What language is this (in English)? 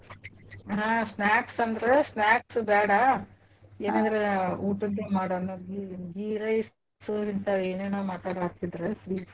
Kannada